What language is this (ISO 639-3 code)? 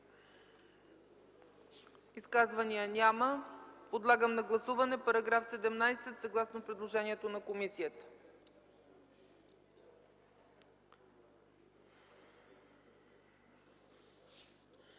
bul